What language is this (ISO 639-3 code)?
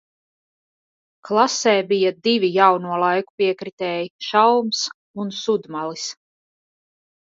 lav